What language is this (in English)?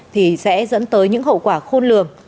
Vietnamese